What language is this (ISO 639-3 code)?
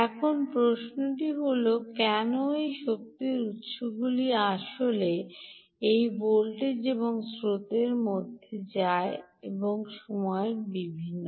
ben